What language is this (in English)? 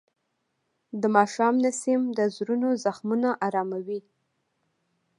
Pashto